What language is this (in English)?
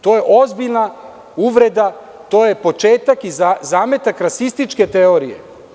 Serbian